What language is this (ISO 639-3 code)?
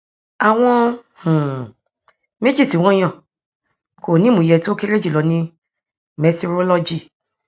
yor